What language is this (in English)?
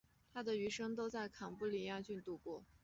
Chinese